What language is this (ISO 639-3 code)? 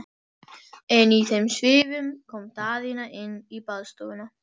isl